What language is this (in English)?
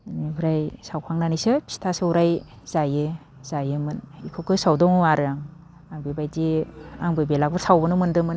Bodo